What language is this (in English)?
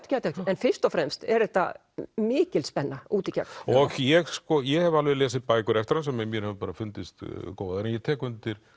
Icelandic